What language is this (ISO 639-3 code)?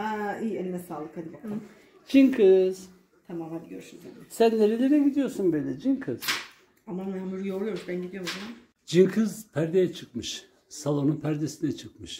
tur